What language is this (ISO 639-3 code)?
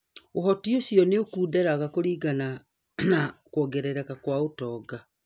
kik